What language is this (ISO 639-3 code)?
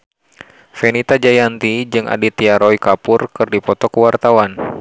sun